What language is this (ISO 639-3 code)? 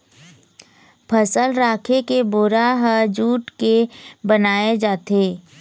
hne